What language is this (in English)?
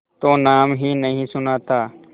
Hindi